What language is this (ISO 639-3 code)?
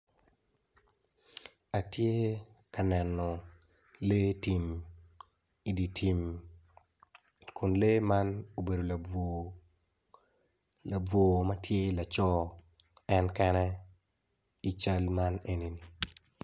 ach